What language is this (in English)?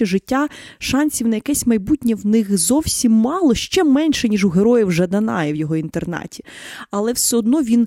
Ukrainian